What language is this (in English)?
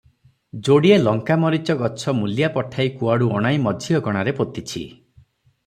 Odia